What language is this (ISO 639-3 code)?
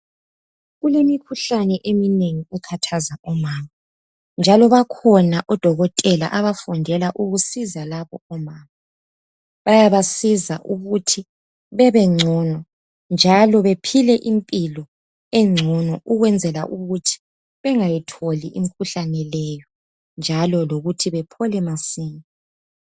nde